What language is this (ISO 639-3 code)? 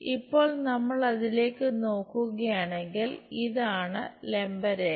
mal